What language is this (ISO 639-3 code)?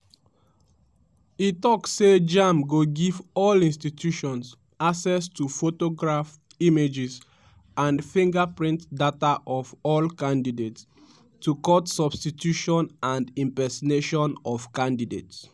pcm